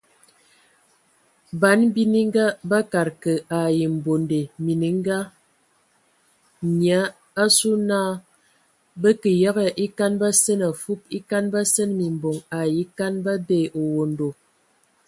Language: Ewondo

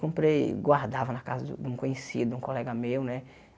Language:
Portuguese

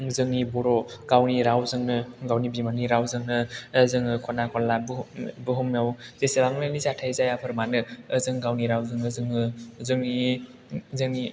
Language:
Bodo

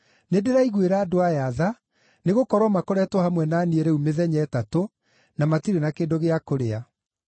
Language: Kikuyu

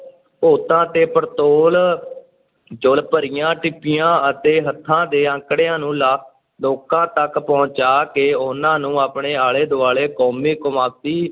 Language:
Punjabi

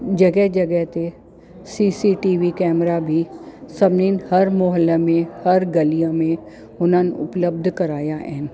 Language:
Sindhi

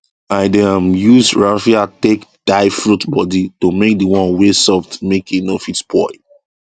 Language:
Nigerian Pidgin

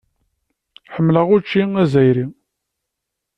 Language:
Kabyle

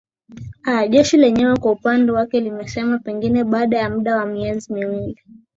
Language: Swahili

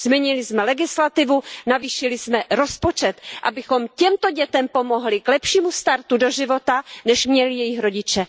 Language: Czech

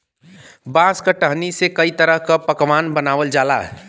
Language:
Bhojpuri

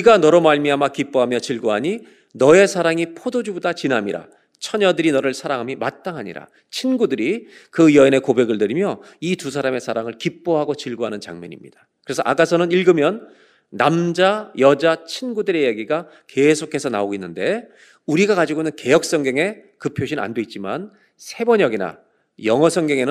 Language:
Korean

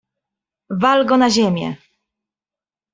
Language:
Polish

